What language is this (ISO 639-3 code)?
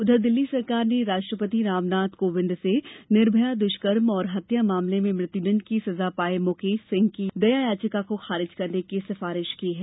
hin